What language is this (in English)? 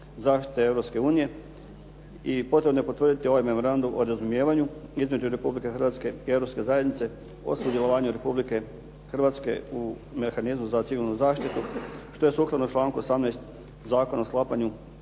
Croatian